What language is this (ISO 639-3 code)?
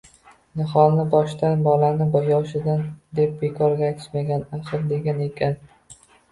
uzb